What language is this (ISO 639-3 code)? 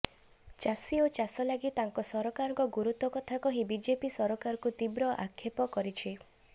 ori